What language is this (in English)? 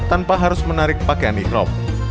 Indonesian